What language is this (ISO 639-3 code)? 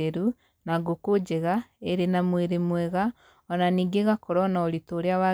kik